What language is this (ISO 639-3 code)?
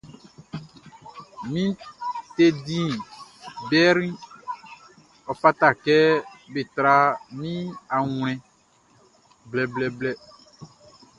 bci